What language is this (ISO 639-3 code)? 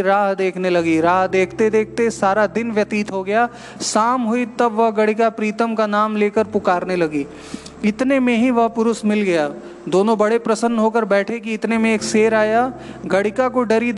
hin